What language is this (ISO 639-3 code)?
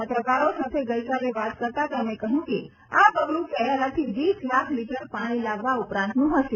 guj